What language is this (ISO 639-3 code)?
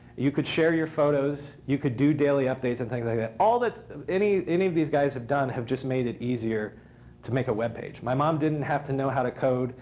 eng